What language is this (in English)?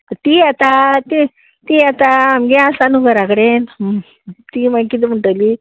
Konkani